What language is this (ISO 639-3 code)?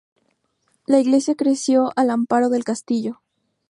spa